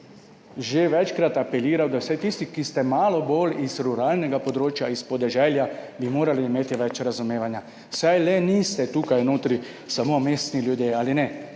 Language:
Slovenian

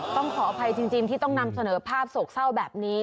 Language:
Thai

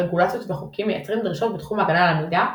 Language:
Hebrew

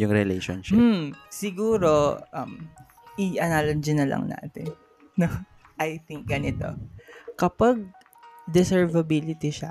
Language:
Filipino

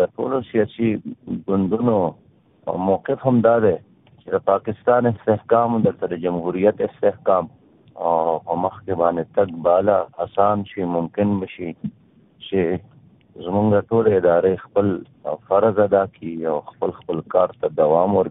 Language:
Urdu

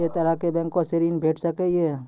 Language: Maithili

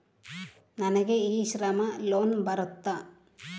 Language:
Kannada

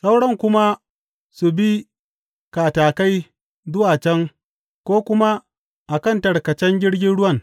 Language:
Hausa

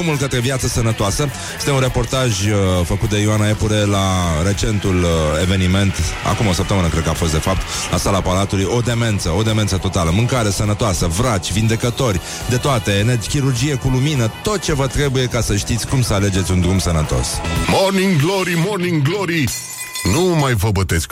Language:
Romanian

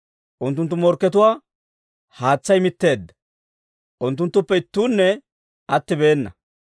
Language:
Dawro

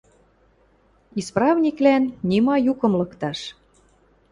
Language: Western Mari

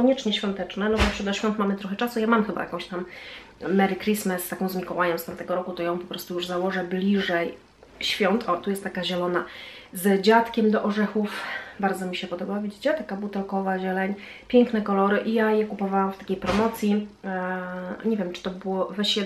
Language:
Polish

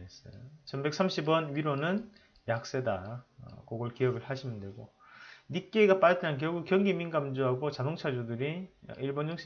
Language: Korean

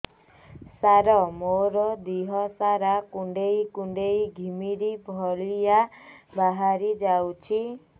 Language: Odia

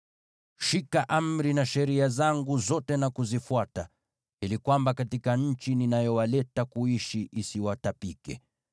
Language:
Swahili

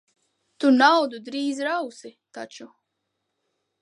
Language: Latvian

